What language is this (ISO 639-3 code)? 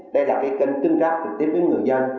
vie